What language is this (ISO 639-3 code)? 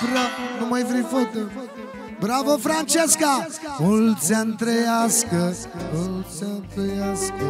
ron